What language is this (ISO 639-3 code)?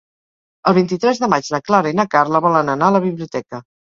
cat